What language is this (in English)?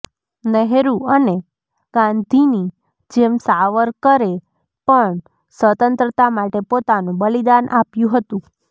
Gujarati